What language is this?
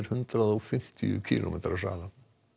Icelandic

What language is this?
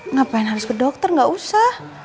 Indonesian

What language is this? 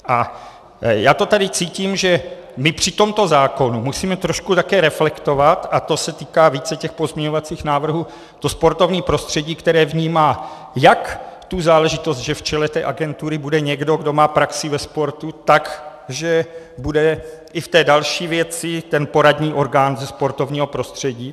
Czech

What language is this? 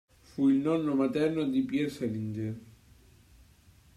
Italian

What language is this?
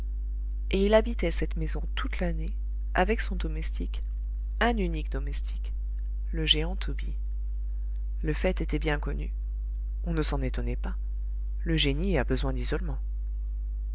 French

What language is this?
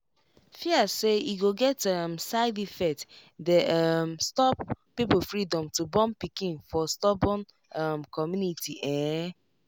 Nigerian Pidgin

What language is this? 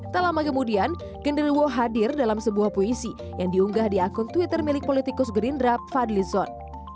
Indonesian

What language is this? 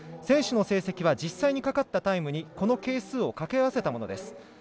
Japanese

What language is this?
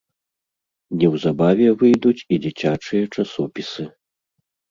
Belarusian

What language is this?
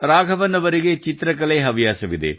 Kannada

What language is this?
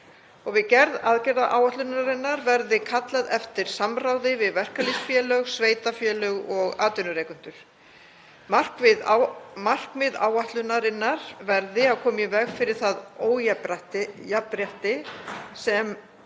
Icelandic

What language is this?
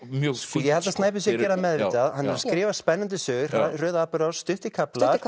Icelandic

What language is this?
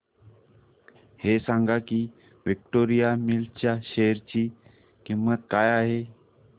Marathi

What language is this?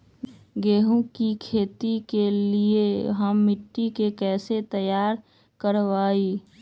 Magahi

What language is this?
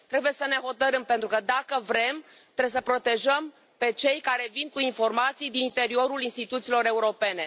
Romanian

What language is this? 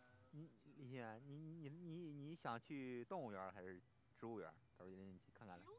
Chinese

